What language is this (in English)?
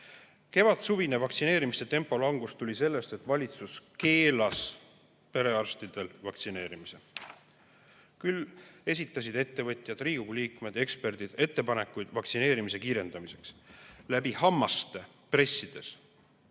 Estonian